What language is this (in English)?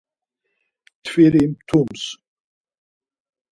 Laz